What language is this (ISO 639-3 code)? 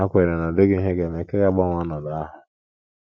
ibo